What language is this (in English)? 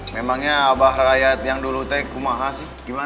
Indonesian